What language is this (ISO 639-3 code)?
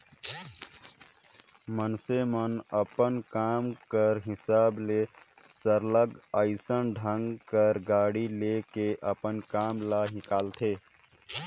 hne